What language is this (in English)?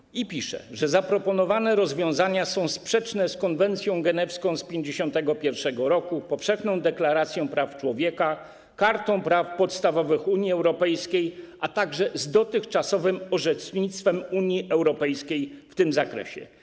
Polish